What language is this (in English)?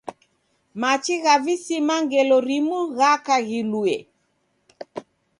Taita